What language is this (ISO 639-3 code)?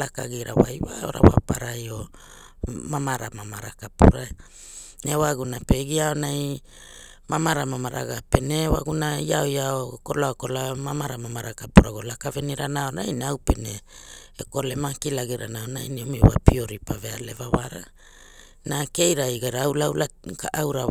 hul